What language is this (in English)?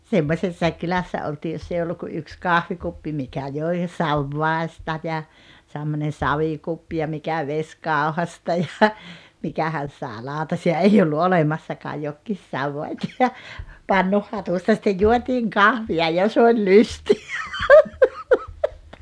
Finnish